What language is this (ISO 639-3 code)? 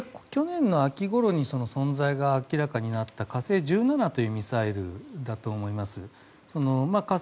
jpn